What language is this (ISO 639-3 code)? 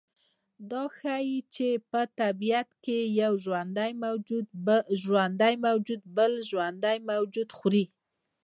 pus